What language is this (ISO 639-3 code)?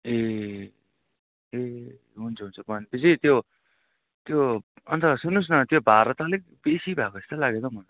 nep